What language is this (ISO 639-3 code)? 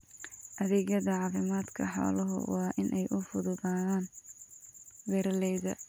som